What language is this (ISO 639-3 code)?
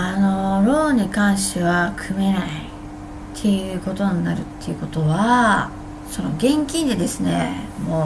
jpn